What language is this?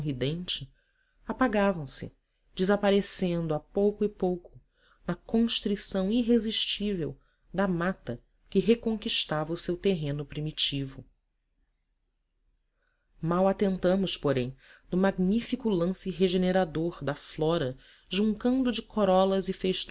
Portuguese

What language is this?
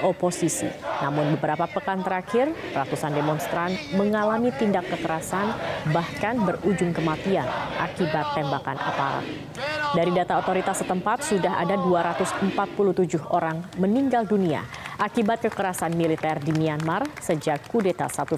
Indonesian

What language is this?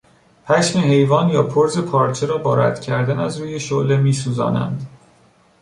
Persian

